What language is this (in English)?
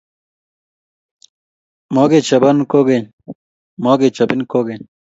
Kalenjin